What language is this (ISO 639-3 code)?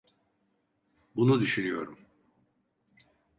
tur